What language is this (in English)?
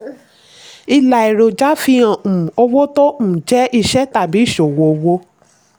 Yoruba